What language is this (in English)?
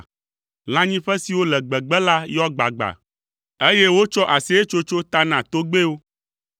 Ewe